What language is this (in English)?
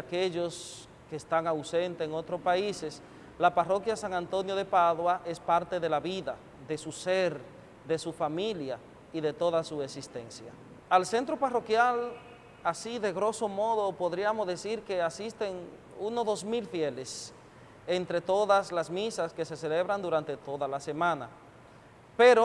Spanish